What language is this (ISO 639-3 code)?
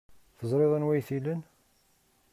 kab